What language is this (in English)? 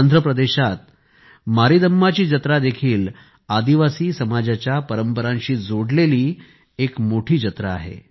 Marathi